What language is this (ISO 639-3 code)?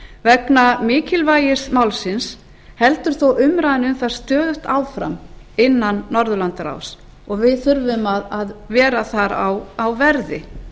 isl